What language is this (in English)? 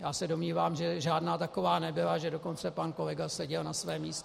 Czech